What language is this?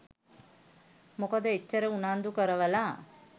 Sinhala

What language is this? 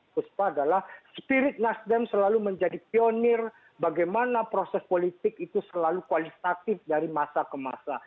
Indonesian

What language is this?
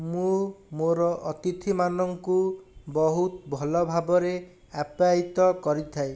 Odia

